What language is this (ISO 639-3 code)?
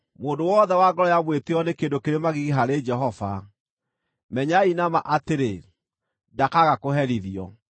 kik